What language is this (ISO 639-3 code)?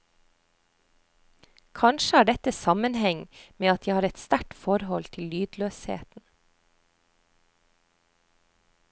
nor